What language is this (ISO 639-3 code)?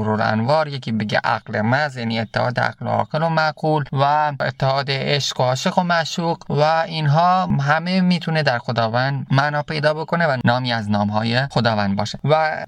fas